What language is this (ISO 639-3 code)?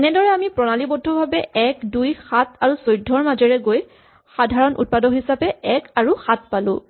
asm